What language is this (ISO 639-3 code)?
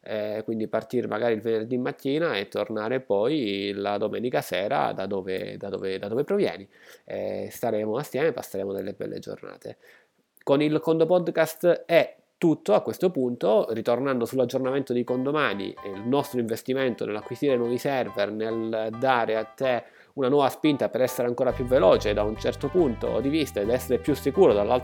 ita